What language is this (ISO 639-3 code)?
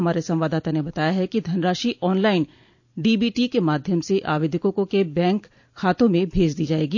hin